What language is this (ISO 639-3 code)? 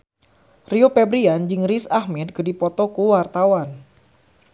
sun